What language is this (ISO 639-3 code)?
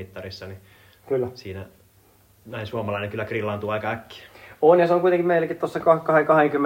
fin